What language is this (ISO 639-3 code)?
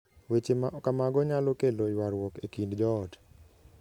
luo